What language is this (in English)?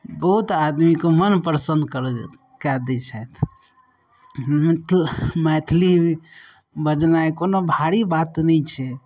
Maithili